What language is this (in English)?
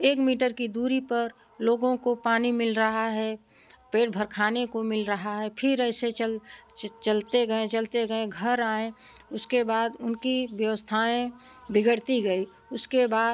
Hindi